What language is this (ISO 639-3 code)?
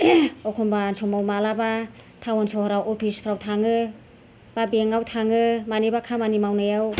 brx